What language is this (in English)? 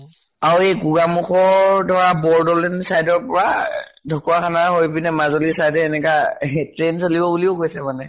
Assamese